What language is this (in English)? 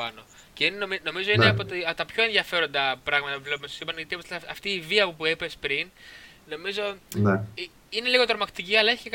Greek